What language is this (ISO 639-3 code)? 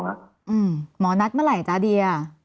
tha